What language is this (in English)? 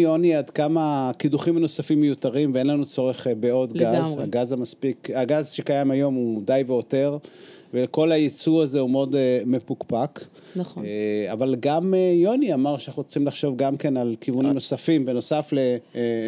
Hebrew